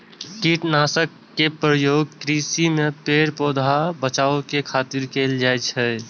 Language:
Maithili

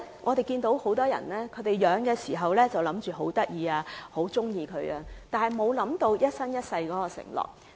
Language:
Cantonese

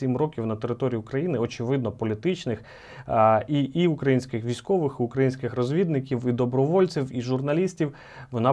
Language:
Ukrainian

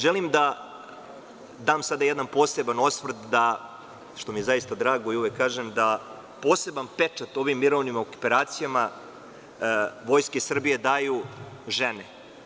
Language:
Serbian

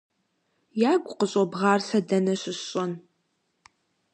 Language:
Kabardian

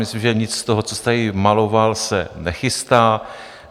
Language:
Czech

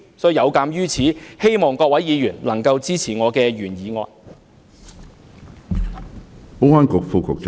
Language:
Cantonese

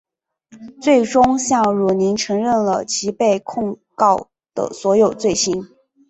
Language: Chinese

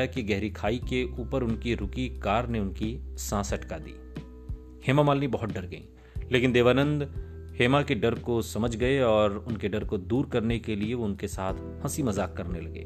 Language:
Hindi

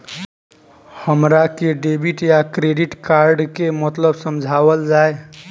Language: Bhojpuri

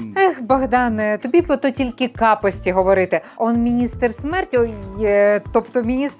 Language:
Ukrainian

